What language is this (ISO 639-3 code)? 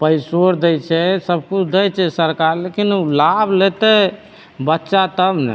mai